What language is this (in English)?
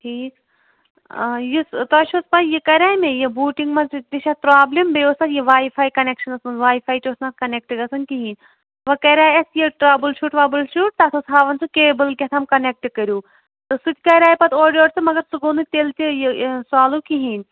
Kashmiri